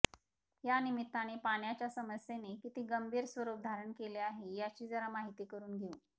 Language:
Marathi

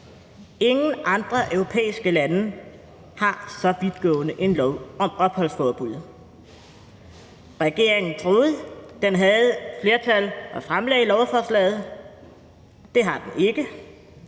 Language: Danish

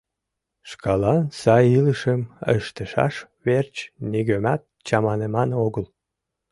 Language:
Mari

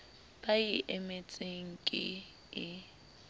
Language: Southern Sotho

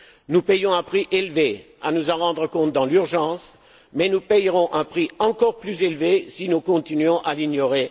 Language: French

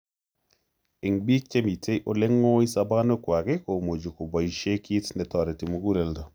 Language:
Kalenjin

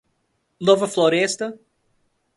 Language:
Portuguese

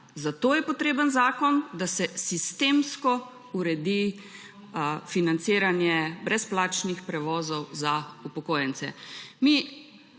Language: Slovenian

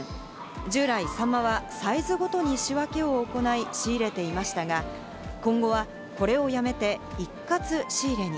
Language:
Japanese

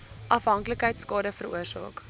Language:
Afrikaans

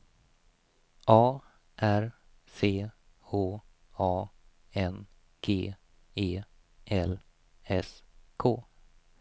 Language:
Swedish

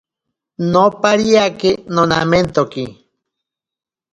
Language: Ashéninka Perené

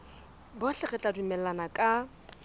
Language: Southern Sotho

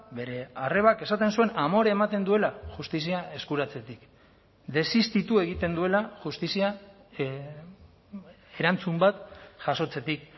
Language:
Basque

